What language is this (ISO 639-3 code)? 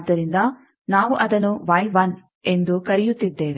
kan